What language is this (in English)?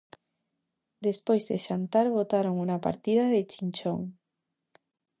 Galician